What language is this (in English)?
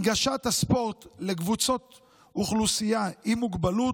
Hebrew